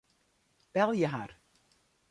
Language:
Western Frisian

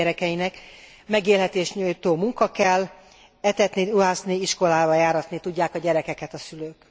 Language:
Hungarian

